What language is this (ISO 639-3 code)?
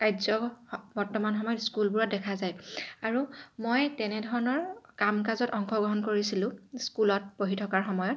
asm